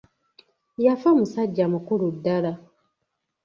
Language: Ganda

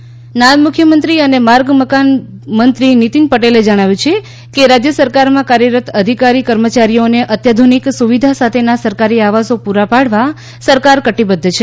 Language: Gujarati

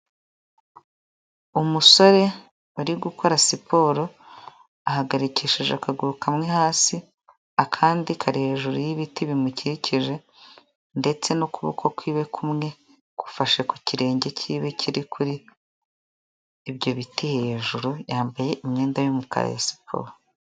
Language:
Kinyarwanda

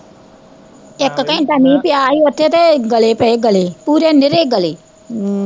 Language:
Punjabi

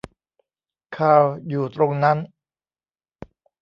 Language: Thai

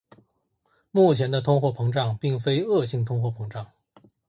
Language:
Chinese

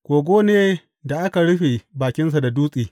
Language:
Hausa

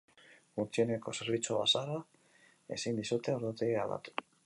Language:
Basque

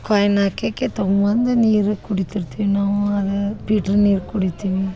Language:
Kannada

